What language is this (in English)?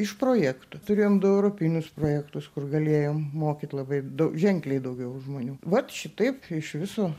Lithuanian